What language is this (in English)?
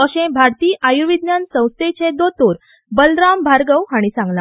Konkani